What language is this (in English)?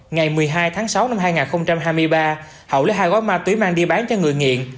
Vietnamese